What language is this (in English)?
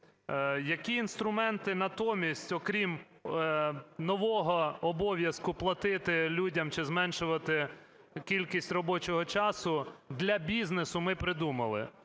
Ukrainian